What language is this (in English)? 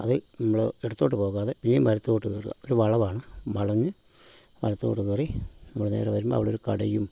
Malayalam